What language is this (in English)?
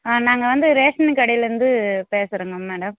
Tamil